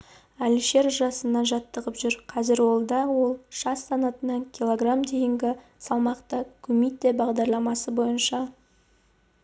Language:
Kazakh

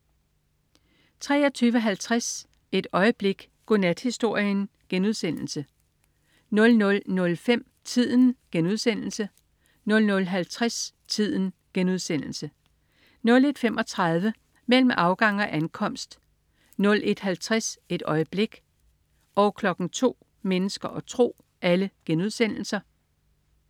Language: Danish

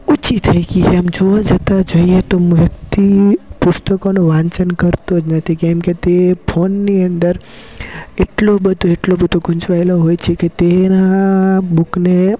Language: Gujarati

